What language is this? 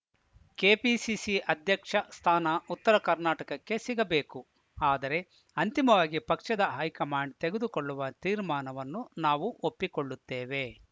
Kannada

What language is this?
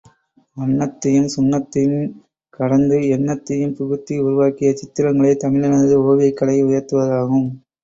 Tamil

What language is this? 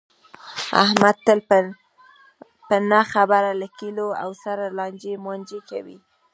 Pashto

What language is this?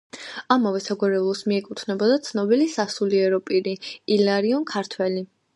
Georgian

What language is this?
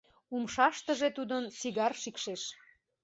Mari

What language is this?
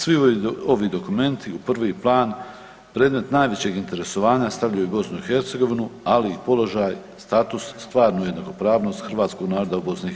Croatian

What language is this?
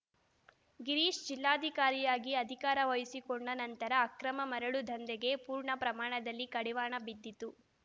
Kannada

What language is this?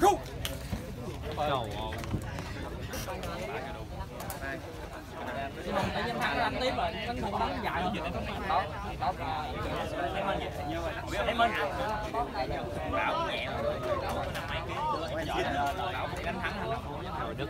Vietnamese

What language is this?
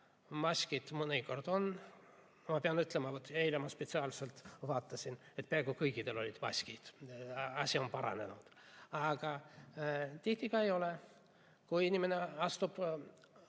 Estonian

